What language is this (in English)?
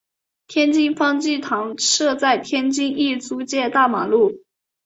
Chinese